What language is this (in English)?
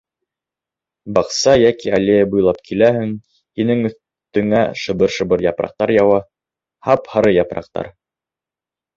Bashkir